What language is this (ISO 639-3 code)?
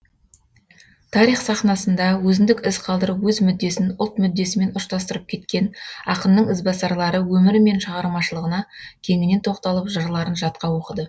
kaz